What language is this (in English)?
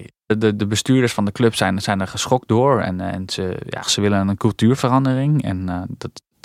Dutch